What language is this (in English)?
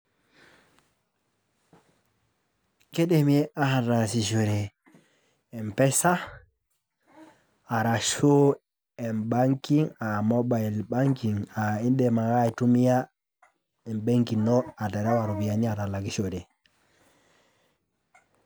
Masai